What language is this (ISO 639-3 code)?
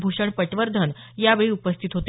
mar